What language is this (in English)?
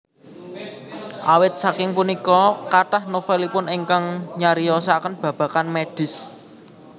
Javanese